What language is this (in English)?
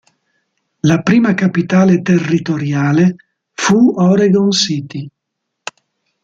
Italian